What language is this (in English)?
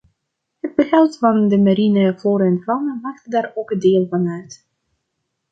Dutch